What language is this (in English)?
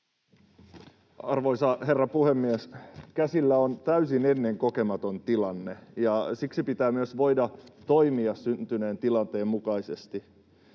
Finnish